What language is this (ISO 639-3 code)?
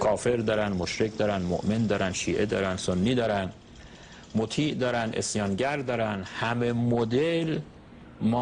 fas